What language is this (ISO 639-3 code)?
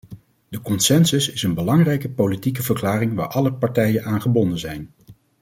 nld